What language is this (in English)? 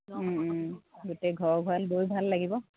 Assamese